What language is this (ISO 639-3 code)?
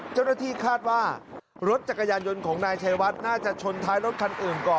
tha